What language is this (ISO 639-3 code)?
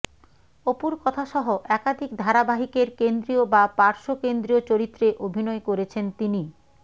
ben